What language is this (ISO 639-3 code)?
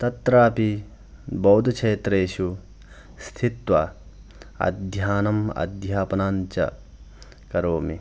san